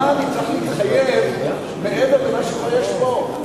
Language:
Hebrew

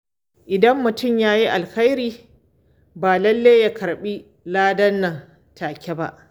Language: Hausa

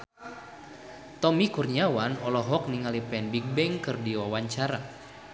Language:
Sundanese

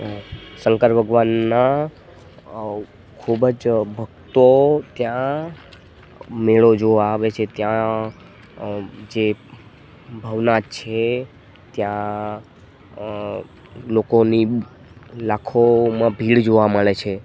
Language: Gujarati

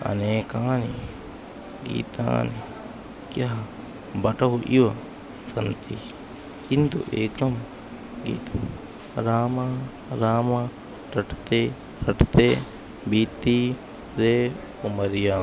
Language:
Sanskrit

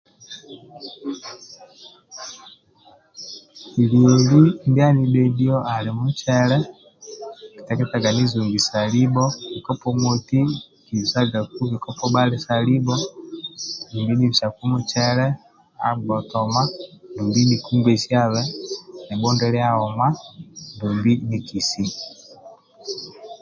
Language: Amba (Uganda)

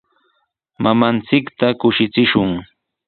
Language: Sihuas Ancash Quechua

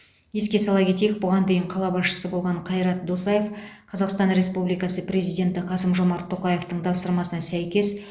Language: Kazakh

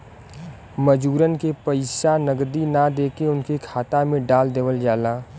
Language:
Bhojpuri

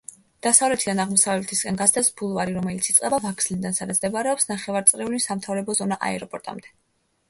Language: Georgian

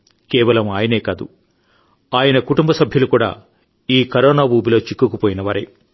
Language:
Telugu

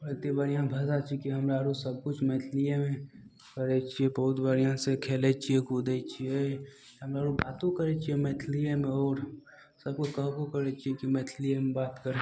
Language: Maithili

